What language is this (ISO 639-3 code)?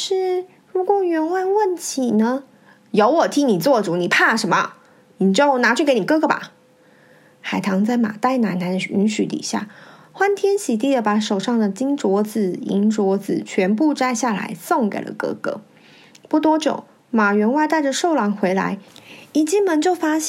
zho